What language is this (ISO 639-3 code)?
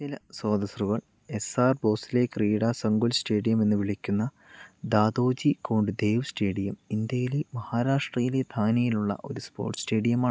mal